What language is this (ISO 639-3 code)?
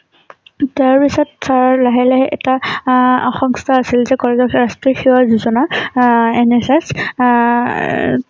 asm